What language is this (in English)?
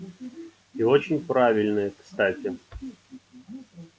Russian